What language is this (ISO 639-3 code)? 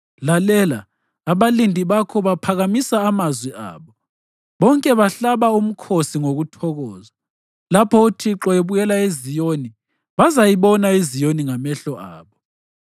nde